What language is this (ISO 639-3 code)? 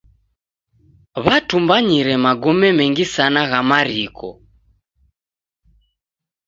dav